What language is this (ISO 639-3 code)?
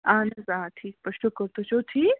kas